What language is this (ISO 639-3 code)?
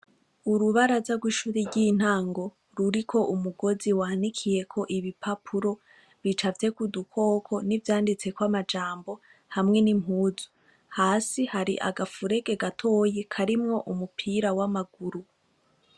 run